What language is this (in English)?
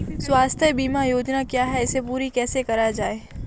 Hindi